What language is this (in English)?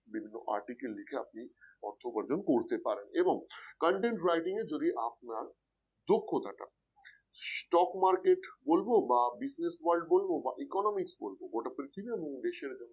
Bangla